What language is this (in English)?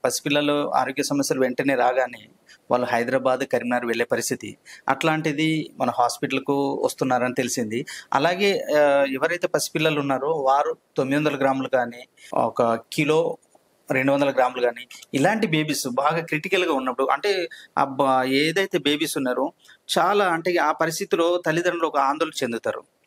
Telugu